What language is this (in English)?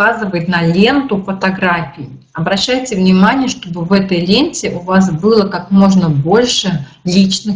Russian